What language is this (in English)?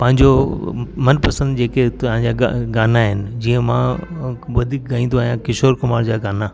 Sindhi